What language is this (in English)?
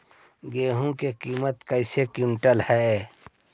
Magahi